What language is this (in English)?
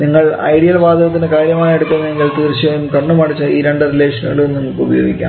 Malayalam